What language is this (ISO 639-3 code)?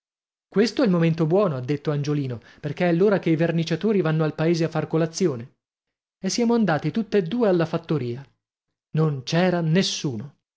ita